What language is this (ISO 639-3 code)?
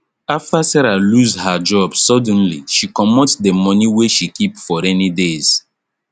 pcm